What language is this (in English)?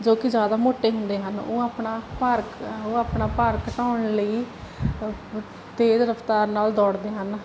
Punjabi